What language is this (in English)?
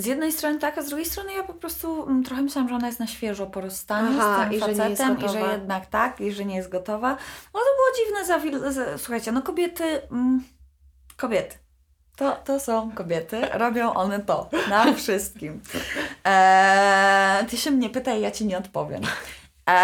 Polish